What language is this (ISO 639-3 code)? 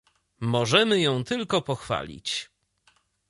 pol